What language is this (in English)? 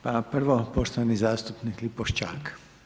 Croatian